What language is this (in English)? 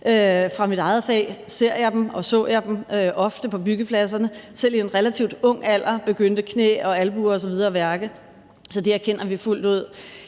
Danish